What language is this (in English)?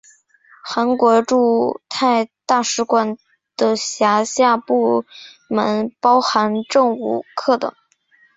Chinese